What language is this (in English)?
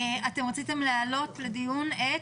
Hebrew